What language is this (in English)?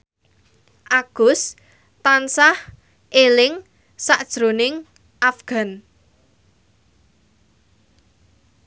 Javanese